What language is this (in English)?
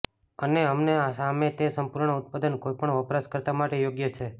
Gujarati